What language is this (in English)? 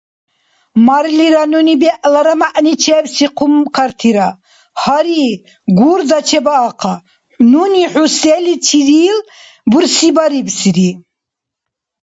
Dargwa